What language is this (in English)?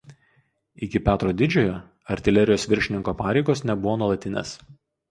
Lithuanian